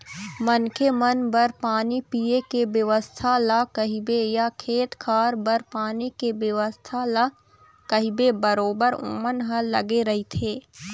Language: Chhattisgarhi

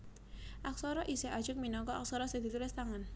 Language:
Javanese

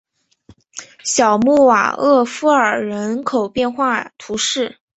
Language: Chinese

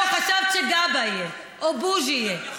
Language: Hebrew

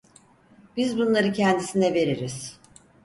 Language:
Turkish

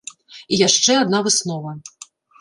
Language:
Belarusian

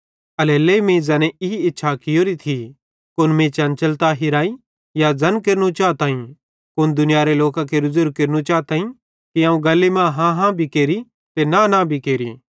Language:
Bhadrawahi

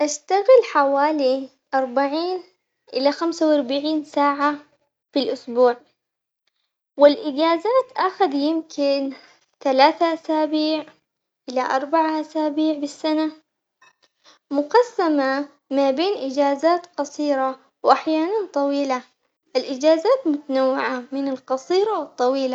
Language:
Omani Arabic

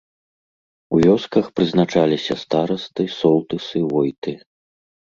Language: Belarusian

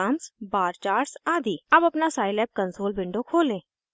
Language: Hindi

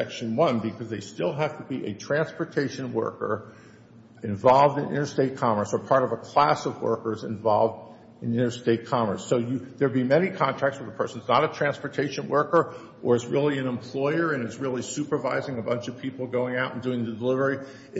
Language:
English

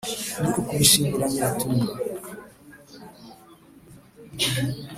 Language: Kinyarwanda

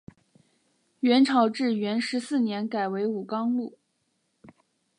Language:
Chinese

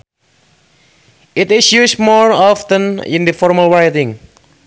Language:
Sundanese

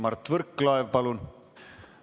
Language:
Estonian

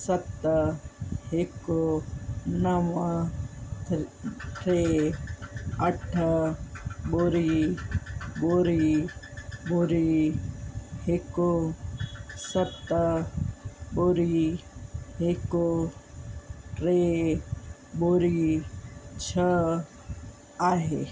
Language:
Sindhi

